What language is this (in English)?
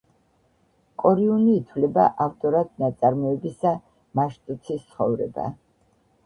Georgian